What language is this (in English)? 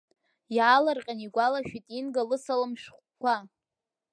Abkhazian